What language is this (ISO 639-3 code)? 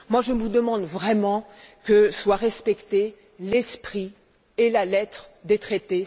fra